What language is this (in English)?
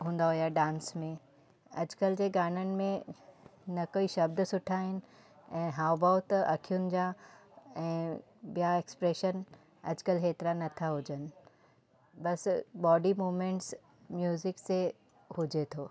Sindhi